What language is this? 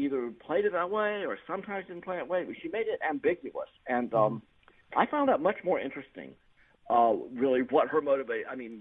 English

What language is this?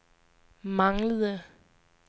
Danish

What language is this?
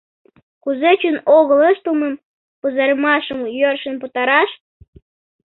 Mari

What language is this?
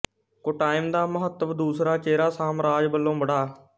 Punjabi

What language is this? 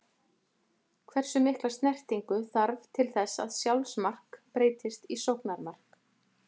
Icelandic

